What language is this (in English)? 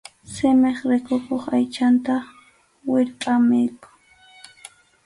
Arequipa-La Unión Quechua